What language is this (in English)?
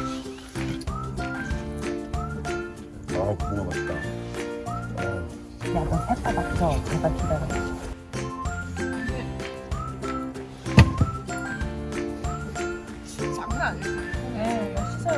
Korean